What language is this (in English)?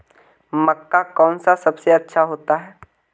Magahi